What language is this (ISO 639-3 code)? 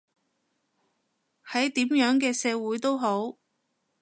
yue